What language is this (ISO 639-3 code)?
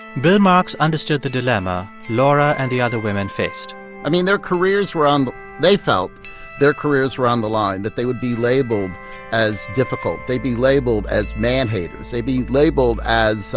eng